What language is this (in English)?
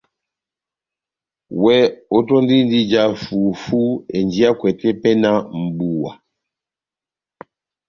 Batanga